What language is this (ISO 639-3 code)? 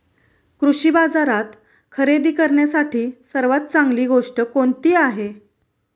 mar